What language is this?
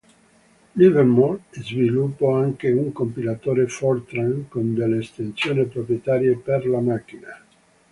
Italian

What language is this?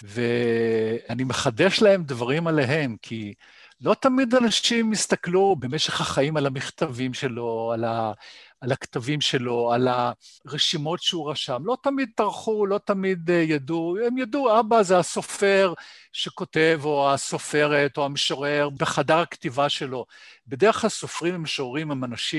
Hebrew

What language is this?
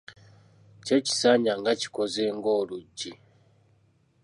Ganda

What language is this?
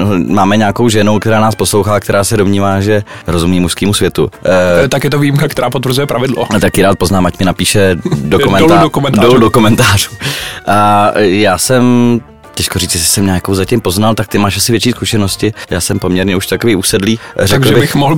Czech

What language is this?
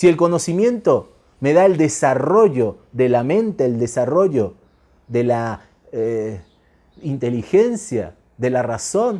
Spanish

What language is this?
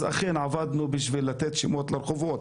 Hebrew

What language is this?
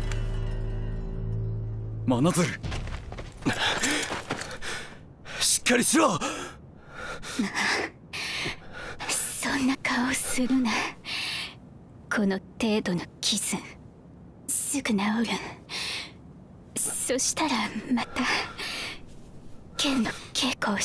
Japanese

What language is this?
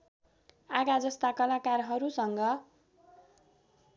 Nepali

